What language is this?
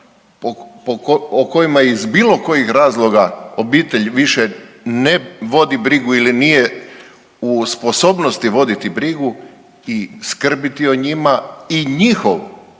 Croatian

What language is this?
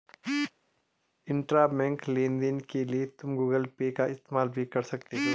Hindi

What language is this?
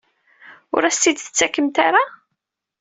Kabyle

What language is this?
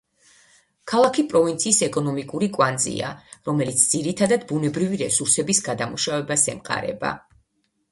Georgian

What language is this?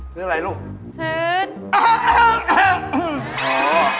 Thai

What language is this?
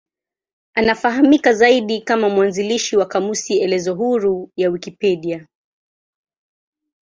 Swahili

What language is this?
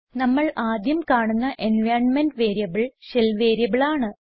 Malayalam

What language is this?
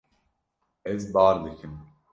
Kurdish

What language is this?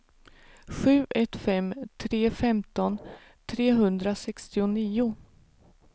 Swedish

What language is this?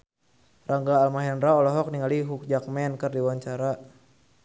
Sundanese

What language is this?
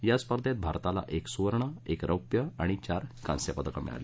Marathi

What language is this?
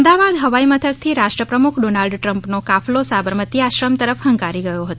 Gujarati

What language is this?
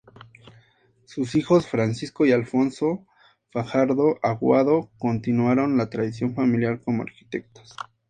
Spanish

